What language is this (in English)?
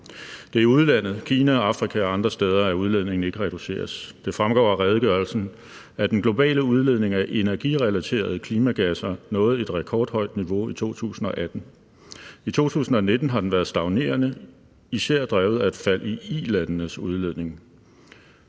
Danish